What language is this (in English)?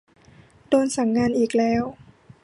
Thai